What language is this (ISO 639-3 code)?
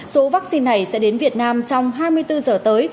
vie